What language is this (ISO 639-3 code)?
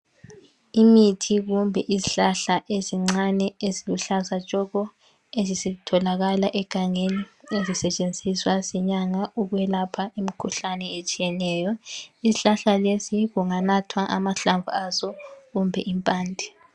nde